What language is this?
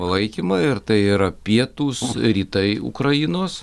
Lithuanian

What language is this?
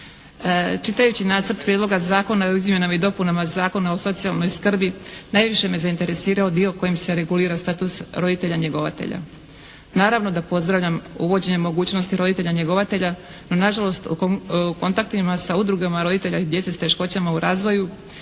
Croatian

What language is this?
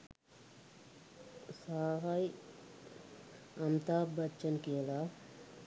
Sinhala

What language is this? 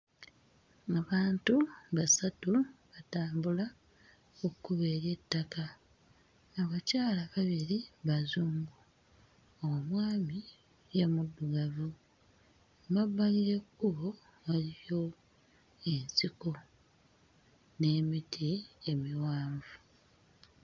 Ganda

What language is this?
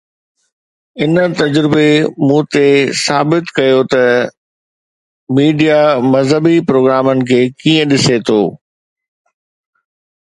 Sindhi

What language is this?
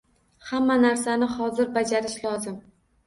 Uzbek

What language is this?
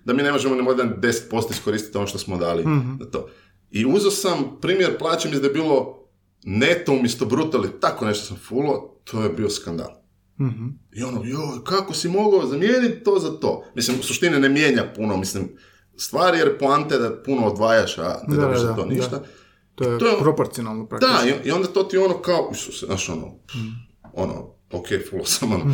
Croatian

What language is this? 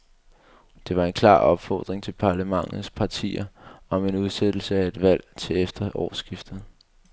Danish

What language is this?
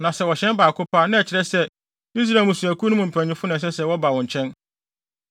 Akan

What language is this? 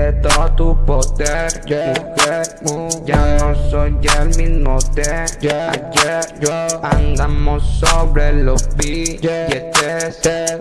Indonesian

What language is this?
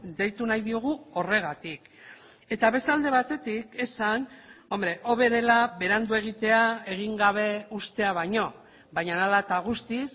Basque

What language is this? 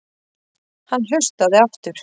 Icelandic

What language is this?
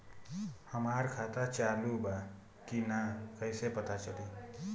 Bhojpuri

